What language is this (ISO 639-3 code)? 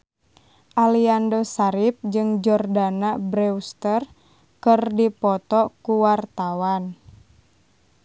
sun